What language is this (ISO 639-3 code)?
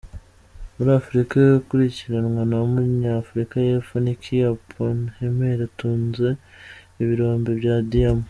kin